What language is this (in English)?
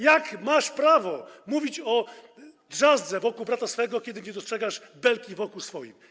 Polish